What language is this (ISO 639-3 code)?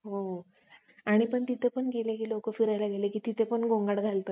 mar